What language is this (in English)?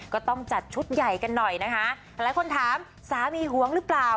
Thai